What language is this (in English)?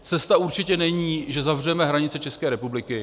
Czech